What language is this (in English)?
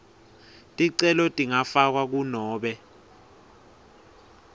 Swati